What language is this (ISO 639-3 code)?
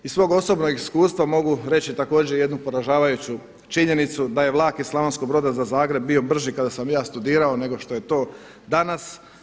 hrv